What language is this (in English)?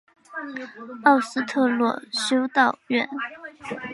Chinese